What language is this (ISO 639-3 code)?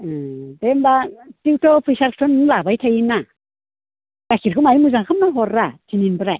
brx